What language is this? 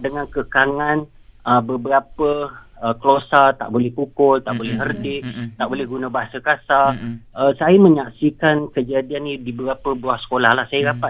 Malay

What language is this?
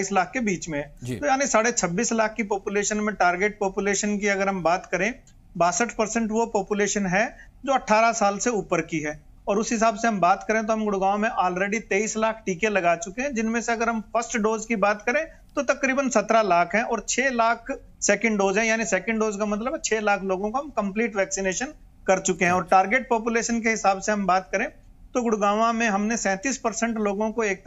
Hindi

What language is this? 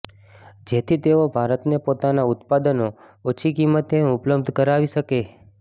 Gujarati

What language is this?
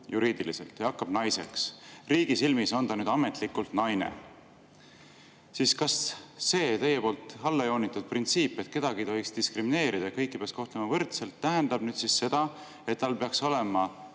Estonian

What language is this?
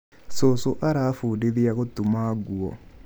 Kikuyu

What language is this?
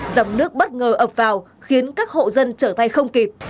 Vietnamese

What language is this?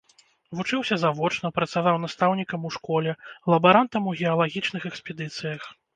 Belarusian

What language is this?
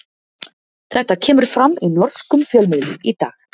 Icelandic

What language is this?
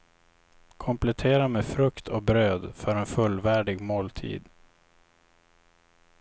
Swedish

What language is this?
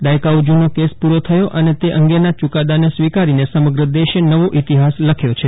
Gujarati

